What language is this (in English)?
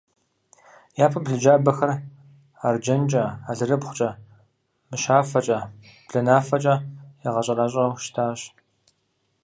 Kabardian